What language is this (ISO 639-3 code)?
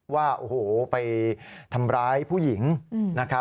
tha